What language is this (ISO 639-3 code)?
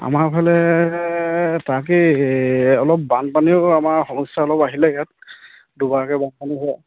asm